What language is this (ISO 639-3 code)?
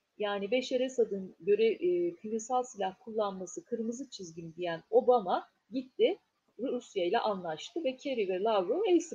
tur